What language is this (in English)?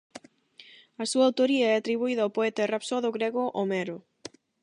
Galician